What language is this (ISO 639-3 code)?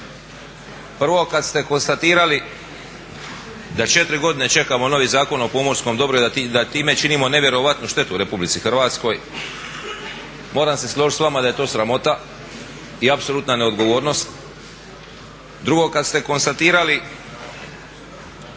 hrv